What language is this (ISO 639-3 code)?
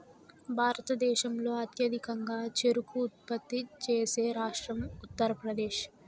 tel